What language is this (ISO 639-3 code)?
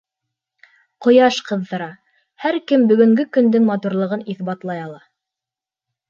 bak